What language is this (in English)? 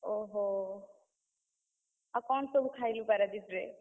Odia